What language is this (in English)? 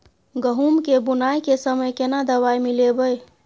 Maithili